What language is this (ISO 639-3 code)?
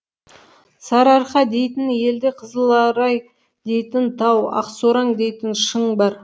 kaz